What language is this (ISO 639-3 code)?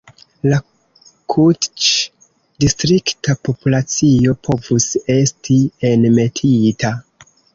epo